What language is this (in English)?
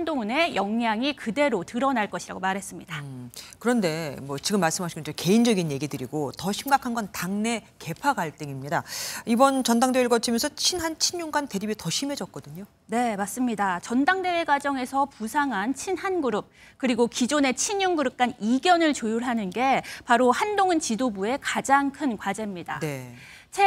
Korean